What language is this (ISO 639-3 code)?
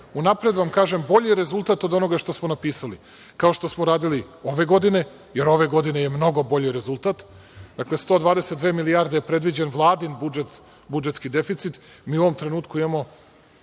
srp